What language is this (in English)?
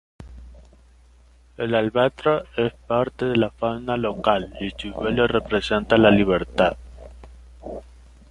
Spanish